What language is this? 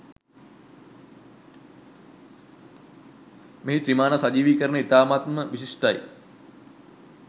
Sinhala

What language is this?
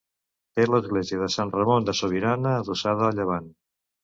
Catalan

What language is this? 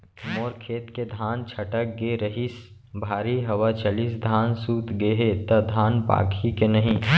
Chhattisgarhi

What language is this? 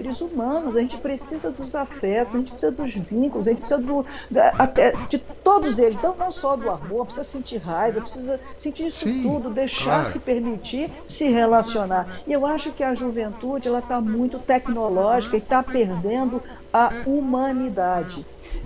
Portuguese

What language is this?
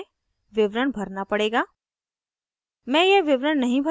Hindi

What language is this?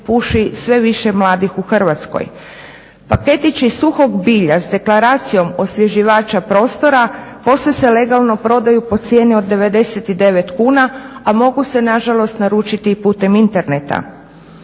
Croatian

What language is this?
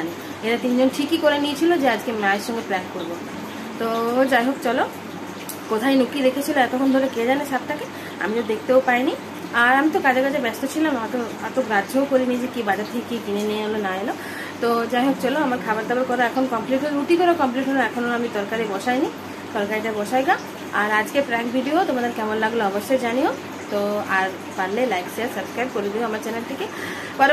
Bangla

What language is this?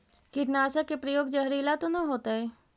Magahi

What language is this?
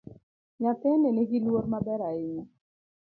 Luo (Kenya and Tanzania)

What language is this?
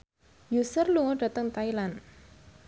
Javanese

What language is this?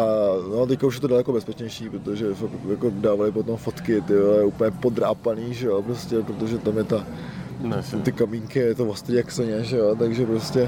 Czech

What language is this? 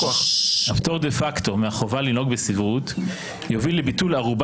Hebrew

